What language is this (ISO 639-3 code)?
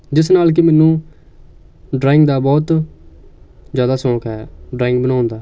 pan